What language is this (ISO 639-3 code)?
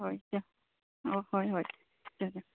mni